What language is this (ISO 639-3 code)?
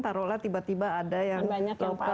ind